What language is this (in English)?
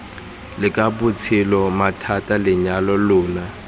Tswana